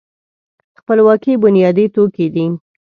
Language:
Pashto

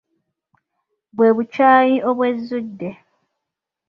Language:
Ganda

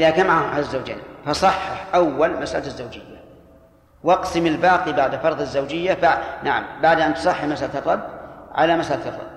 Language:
Arabic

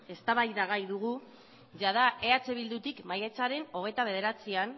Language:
Basque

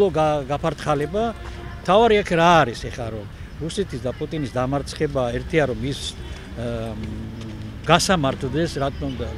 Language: Romanian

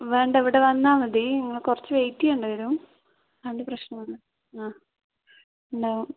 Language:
Malayalam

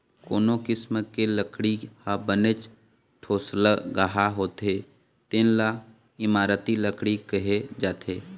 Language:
Chhattisgarhi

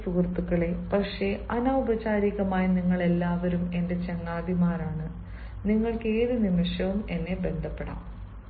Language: Malayalam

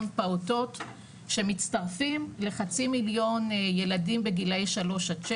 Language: Hebrew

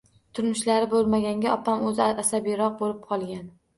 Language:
Uzbek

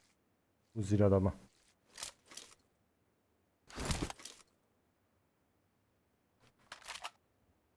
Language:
Turkish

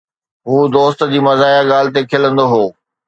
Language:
Sindhi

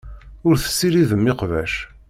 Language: Kabyle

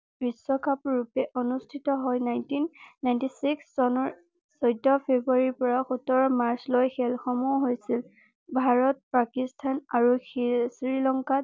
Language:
Assamese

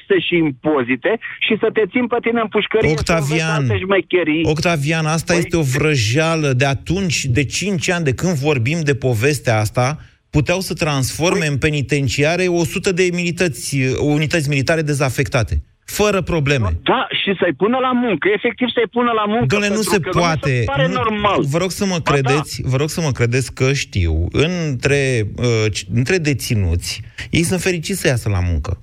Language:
Romanian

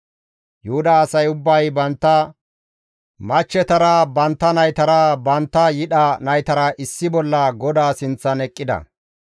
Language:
Gamo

